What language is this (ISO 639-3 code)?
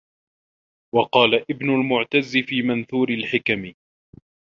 ara